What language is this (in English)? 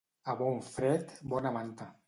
Catalan